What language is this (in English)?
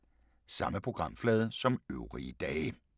Danish